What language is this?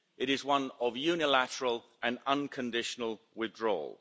English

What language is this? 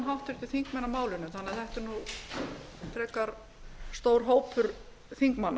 Icelandic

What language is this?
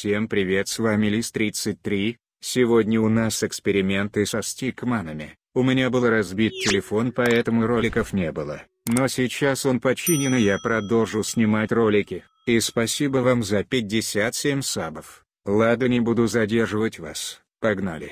Russian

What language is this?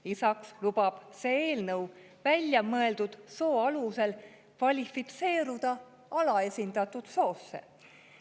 Estonian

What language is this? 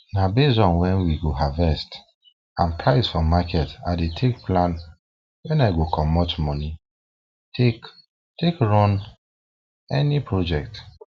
Nigerian Pidgin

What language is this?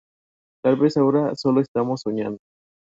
Spanish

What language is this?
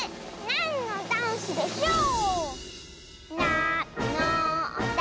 Japanese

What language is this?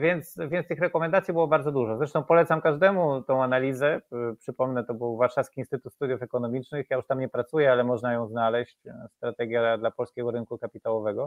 Polish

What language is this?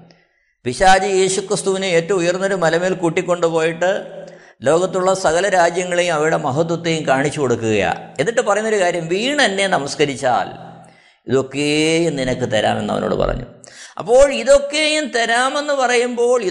Malayalam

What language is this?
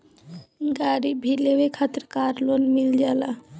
Bhojpuri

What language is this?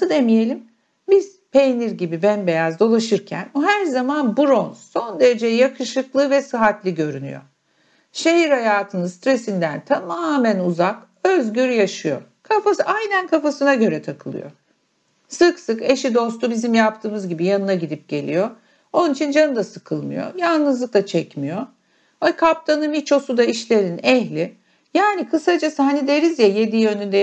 Turkish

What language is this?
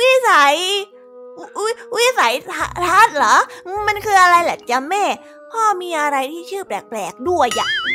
Thai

